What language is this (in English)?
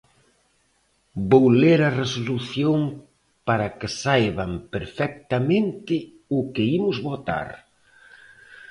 Galician